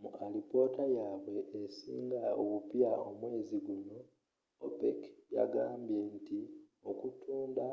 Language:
Ganda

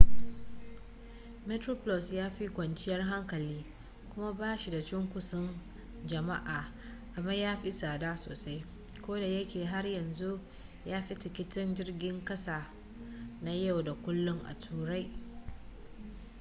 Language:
Hausa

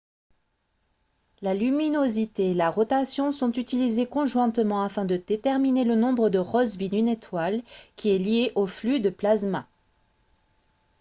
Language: French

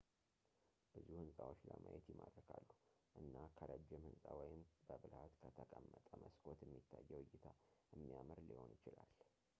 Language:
Amharic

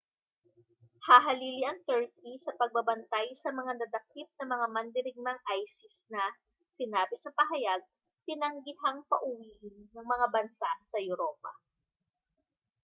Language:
Filipino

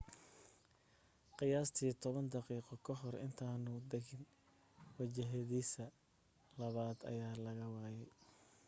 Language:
Somali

